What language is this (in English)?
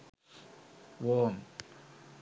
Sinhala